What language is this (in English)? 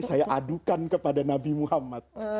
Indonesian